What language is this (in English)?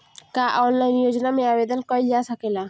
Bhojpuri